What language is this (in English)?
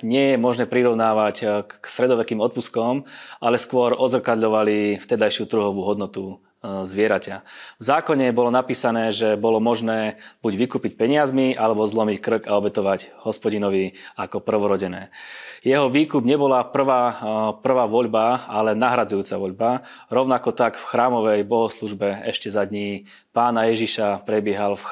Slovak